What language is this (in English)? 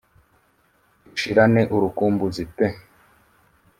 Kinyarwanda